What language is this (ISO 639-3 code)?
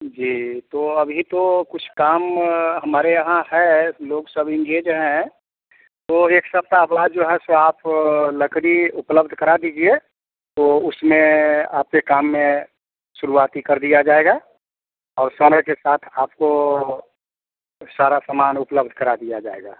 hin